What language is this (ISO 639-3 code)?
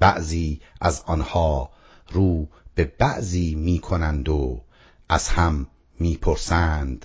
fas